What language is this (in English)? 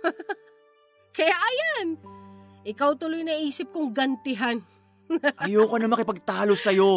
Filipino